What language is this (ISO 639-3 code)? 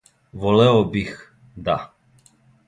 srp